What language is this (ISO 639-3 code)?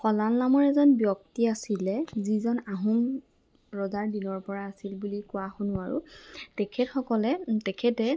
asm